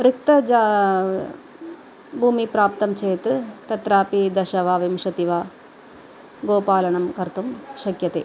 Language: Sanskrit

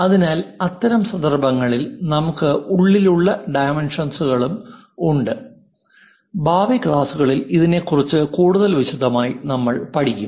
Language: Malayalam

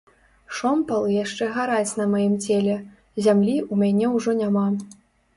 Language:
Belarusian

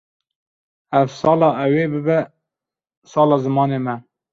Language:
Kurdish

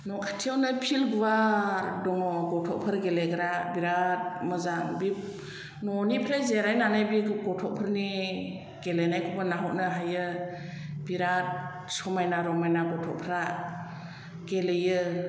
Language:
Bodo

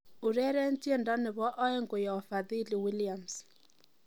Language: Kalenjin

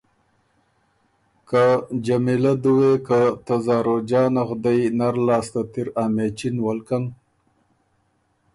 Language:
Ormuri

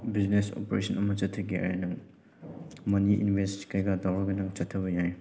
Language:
Manipuri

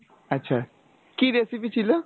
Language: Bangla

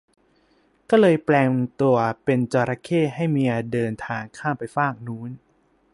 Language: Thai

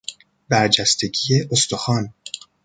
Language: Persian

